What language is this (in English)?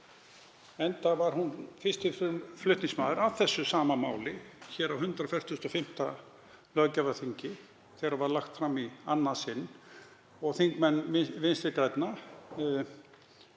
Icelandic